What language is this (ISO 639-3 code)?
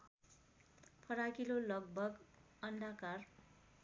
nep